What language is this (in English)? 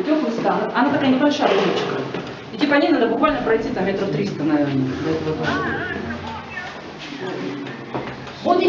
Russian